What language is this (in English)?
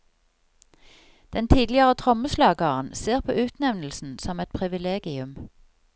Norwegian